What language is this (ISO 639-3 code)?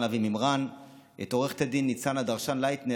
heb